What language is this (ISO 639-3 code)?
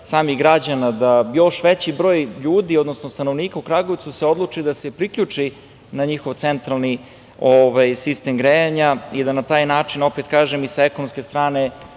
srp